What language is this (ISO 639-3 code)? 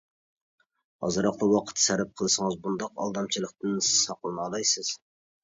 uig